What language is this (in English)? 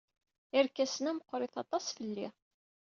Kabyle